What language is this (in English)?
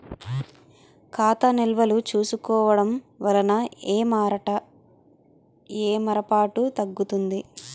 Telugu